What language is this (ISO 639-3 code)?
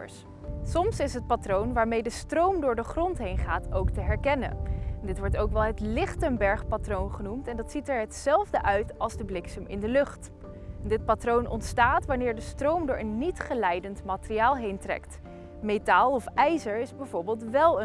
nld